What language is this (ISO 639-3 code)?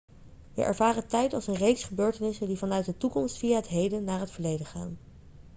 nld